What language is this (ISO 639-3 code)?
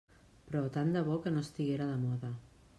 cat